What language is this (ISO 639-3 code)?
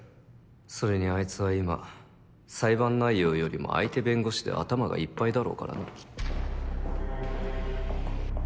jpn